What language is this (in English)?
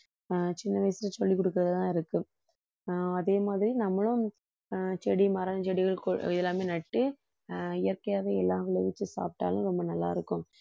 Tamil